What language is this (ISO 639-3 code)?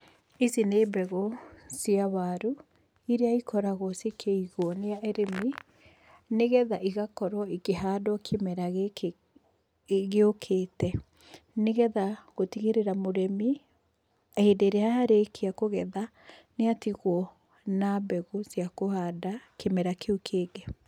kik